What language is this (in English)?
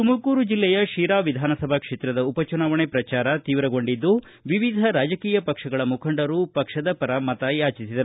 Kannada